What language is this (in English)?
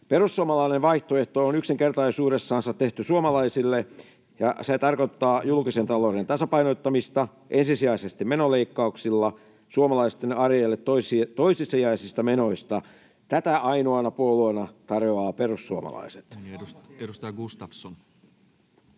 Finnish